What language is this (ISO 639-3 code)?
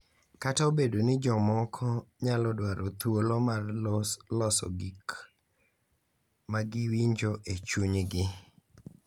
luo